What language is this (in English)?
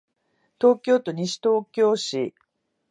Japanese